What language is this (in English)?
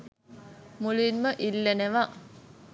Sinhala